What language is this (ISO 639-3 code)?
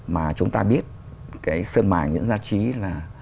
vie